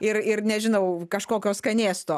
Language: Lithuanian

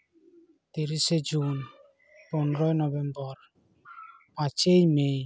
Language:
Santali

